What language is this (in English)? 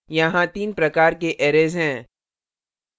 Hindi